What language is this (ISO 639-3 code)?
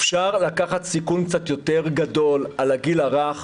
heb